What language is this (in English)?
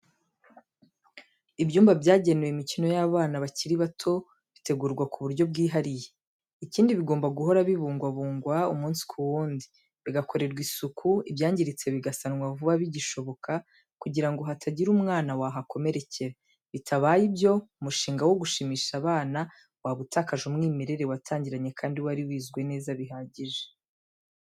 Kinyarwanda